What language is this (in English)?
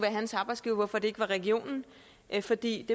Danish